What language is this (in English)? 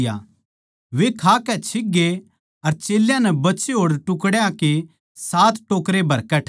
Haryanvi